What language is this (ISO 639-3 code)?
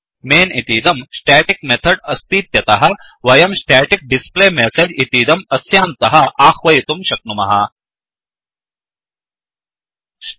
san